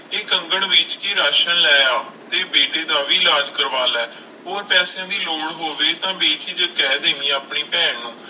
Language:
Punjabi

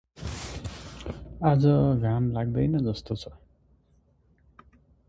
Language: Nepali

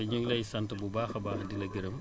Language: Wolof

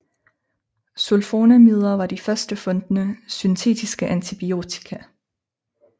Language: Danish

